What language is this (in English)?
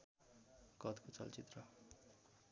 Nepali